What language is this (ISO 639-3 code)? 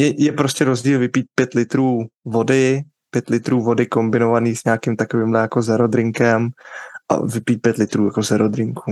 ces